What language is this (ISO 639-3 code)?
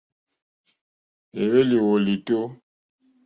bri